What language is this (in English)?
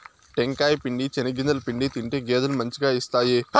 Telugu